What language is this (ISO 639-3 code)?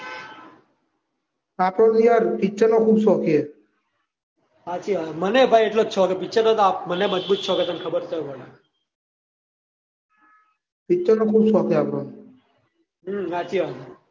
guj